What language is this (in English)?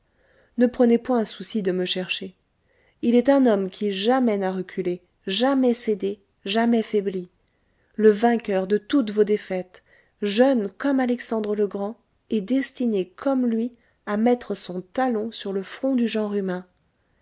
French